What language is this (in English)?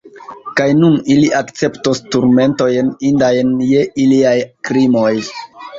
Esperanto